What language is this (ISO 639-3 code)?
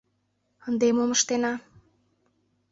chm